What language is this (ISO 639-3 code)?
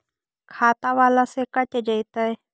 mag